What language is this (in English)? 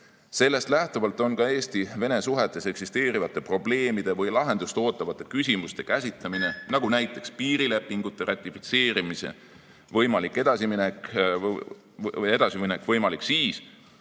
Estonian